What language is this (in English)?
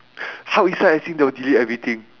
English